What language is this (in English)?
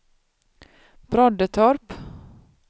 Swedish